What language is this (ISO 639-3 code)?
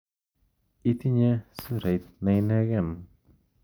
kln